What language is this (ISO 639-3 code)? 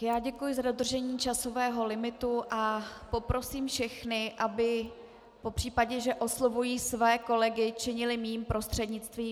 ces